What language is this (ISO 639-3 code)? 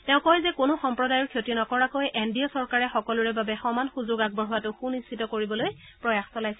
asm